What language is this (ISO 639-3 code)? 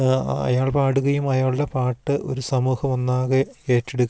mal